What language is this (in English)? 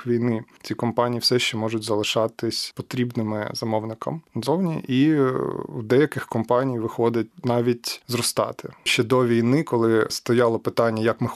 Ukrainian